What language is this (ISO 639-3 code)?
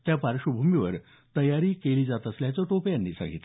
mar